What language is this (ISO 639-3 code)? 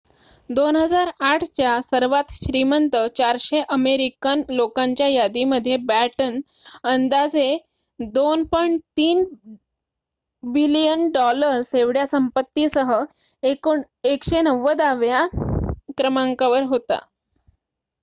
mar